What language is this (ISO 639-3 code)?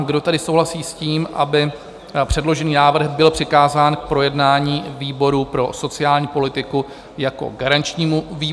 ces